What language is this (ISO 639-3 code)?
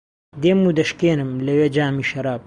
ckb